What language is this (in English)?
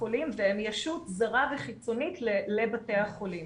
Hebrew